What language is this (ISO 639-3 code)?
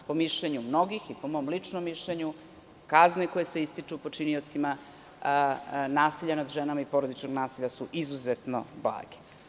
srp